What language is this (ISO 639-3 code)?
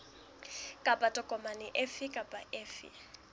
sot